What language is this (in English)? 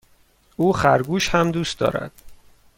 Persian